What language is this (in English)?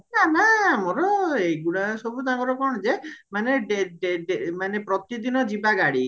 Odia